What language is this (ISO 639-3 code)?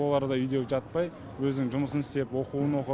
kaz